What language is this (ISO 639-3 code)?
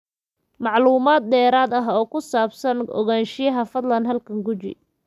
som